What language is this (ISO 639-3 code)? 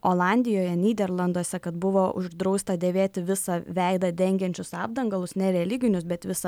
lit